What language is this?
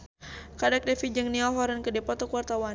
Sundanese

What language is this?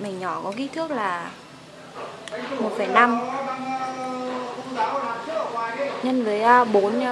Vietnamese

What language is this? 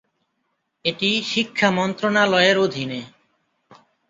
Bangla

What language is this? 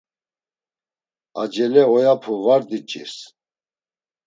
Laz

